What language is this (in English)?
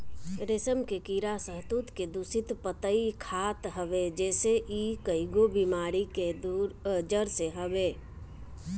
Bhojpuri